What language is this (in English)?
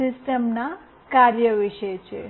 Gujarati